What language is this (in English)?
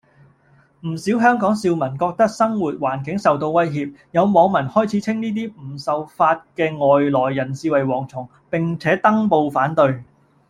Cantonese